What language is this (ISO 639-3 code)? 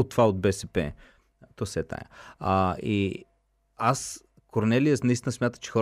bul